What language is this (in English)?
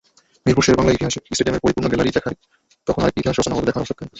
Bangla